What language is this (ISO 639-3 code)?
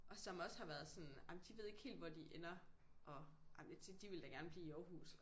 dan